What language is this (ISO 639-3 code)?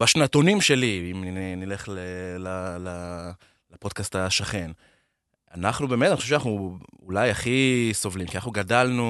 heb